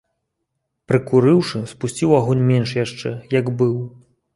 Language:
Belarusian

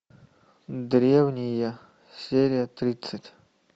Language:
Russian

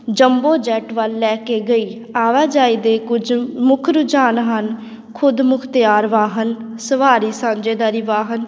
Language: Punjabi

